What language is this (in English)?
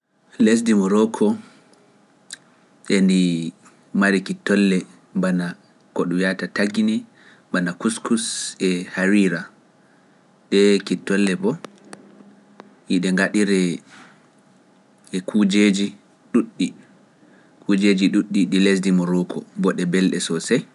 Pular